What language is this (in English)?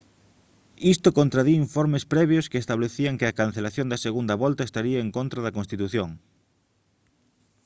Galician